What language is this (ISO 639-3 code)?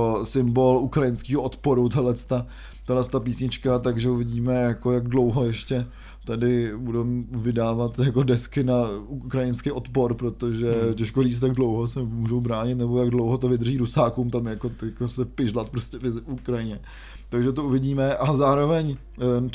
ces